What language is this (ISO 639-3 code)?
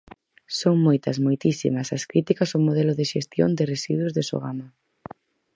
glg